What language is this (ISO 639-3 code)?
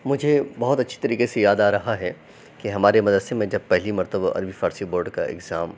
urd